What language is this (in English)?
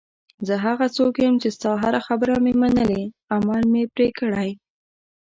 Pashto